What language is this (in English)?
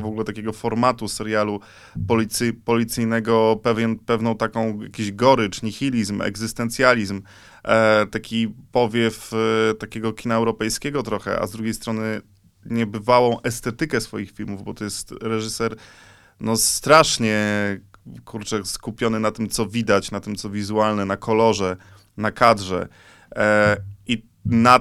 Polish